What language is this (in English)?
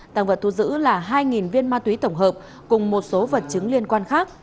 Vietnamese